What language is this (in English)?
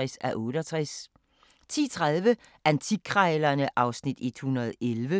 Danish